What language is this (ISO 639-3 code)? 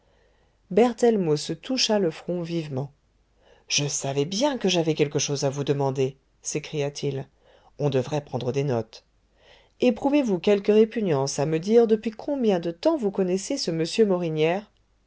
fra